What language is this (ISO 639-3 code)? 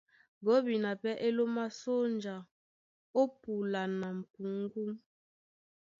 dua